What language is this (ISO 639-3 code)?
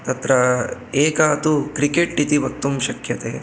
san